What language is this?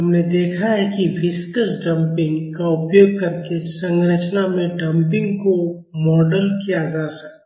Hindi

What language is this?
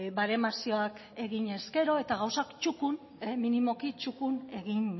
Basque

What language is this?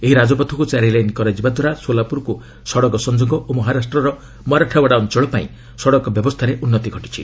Odia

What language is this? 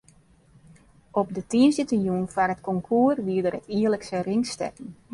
Western Frisian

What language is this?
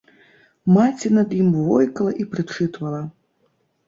Belarusian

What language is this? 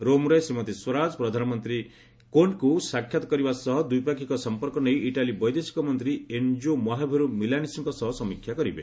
Odia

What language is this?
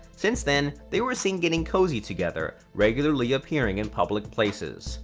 English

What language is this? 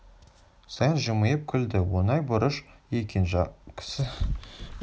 Kazakh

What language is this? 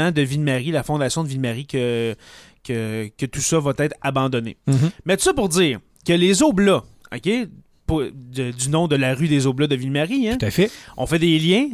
French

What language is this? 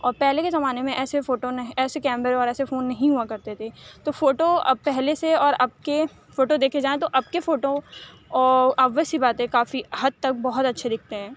Urdu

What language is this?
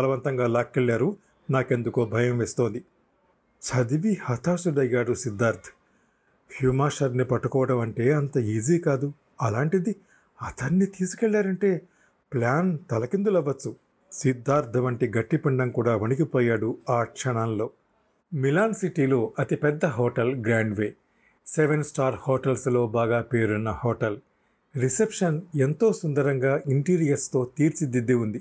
Telugu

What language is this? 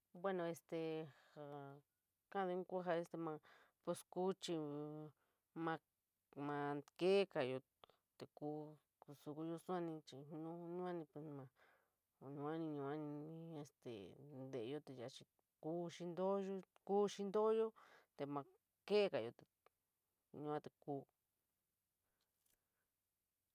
San Miguel El Grande Mixtec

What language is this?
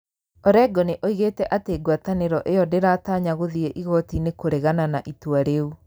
Kikuyu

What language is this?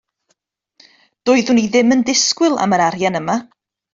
Welsh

